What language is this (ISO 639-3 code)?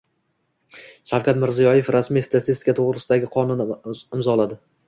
uzb